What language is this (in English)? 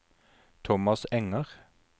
Norwegian